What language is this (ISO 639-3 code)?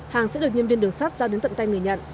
vie